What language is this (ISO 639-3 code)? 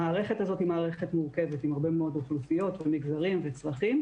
heb